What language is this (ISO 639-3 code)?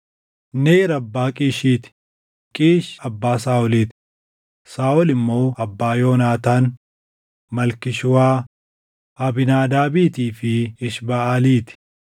orm